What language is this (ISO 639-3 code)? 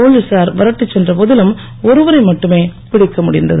tam